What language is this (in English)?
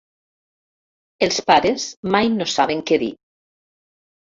Catalan